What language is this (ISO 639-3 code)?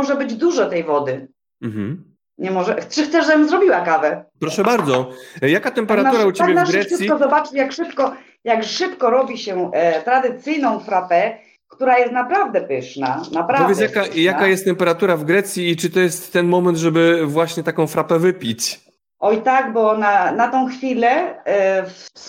pol